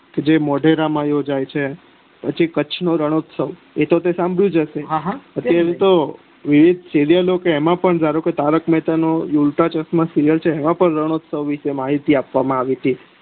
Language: Gujarati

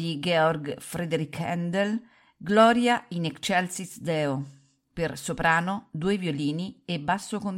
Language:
Italian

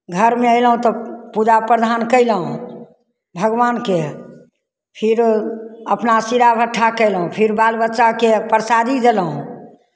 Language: Maithili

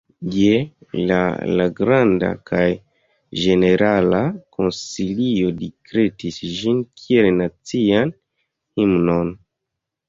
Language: Esperanto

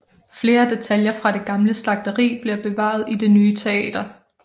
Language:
Danish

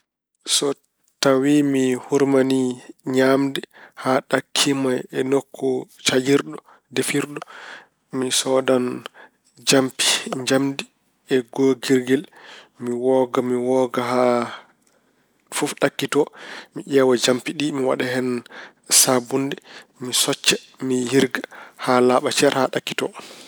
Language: Fula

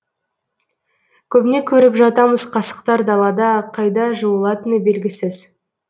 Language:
Kazakh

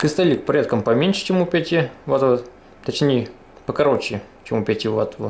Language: Russian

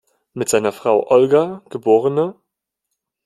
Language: German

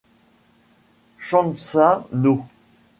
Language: French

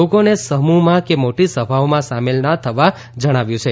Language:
Gujarati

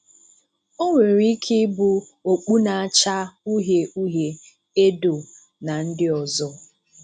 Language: Igbo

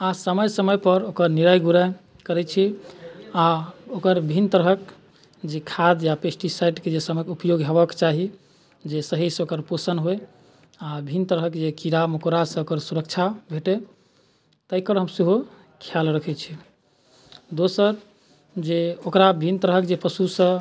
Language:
Maithili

